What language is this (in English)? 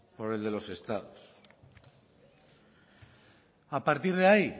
Spanish